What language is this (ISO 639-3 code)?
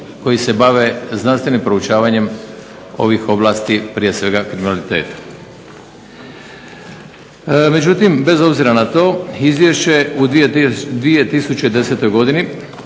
hrv